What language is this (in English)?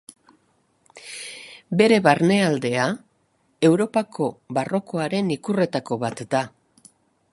Basque